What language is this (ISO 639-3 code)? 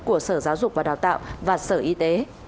vie